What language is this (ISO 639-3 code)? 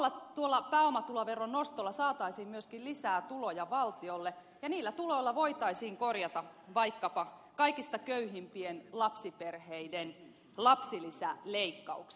fin